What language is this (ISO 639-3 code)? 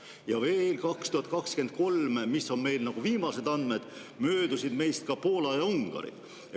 est